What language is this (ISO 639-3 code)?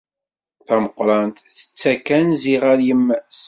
kab